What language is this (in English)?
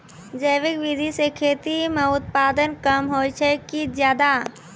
Maithili